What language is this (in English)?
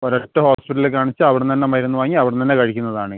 Malayalam